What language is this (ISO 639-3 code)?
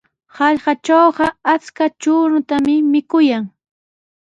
qws